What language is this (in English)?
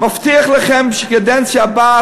Hebrew